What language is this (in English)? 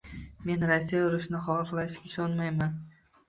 Uzbek